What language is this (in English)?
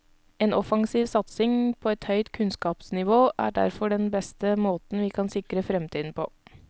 Norwegian